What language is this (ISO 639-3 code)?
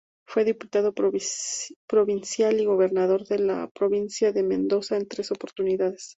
spa